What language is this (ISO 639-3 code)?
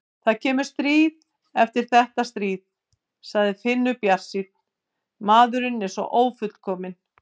isl